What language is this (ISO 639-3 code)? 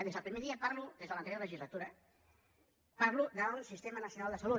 cat